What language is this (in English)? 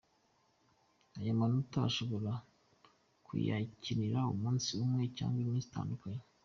Kinyarwanda